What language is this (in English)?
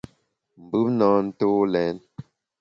Bamun